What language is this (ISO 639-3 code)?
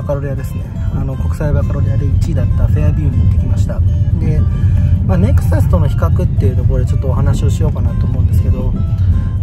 jpn